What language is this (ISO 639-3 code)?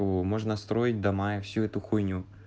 rus